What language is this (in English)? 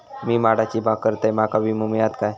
Marathi